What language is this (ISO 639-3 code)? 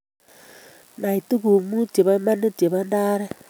kln